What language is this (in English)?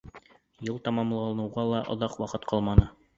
Bashkir